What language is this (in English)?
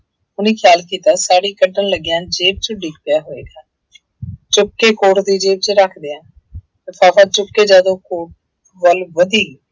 Punjabi